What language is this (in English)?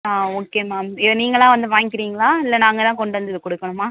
Tamil